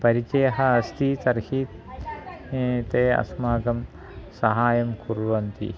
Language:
Sanskrit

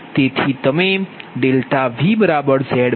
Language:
Gujarati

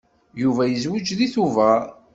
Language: Kabyle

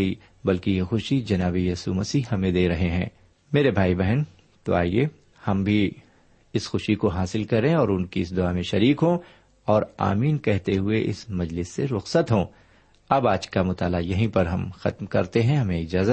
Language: Urdu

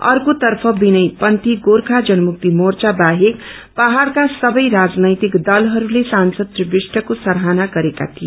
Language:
Nepali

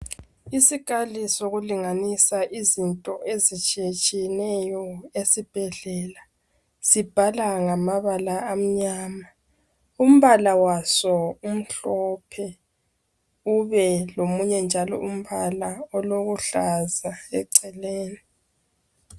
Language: North Ndebele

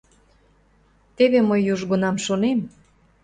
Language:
Mari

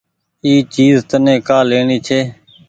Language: Goaria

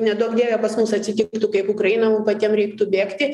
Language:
Lithuanian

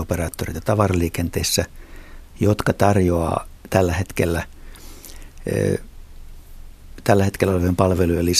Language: Finnish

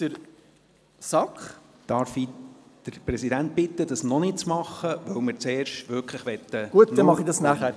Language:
Swiss German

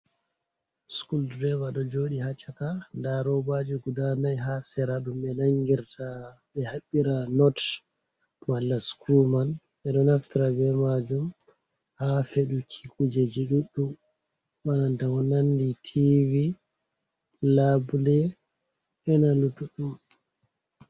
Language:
Fula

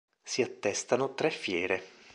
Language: Italian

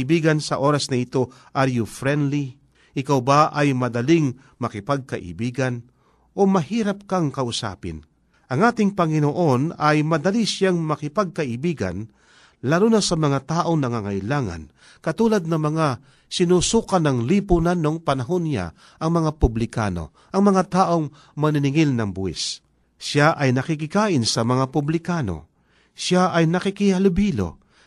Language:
Filipino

